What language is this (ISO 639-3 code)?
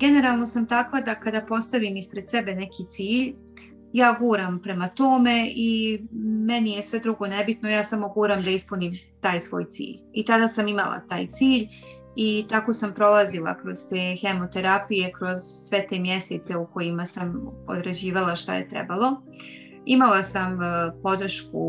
hrv